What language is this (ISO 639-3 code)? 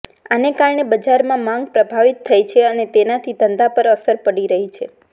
guj